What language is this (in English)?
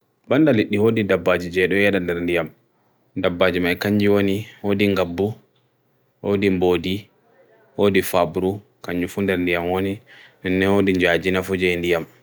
Bagirmi Fulfulde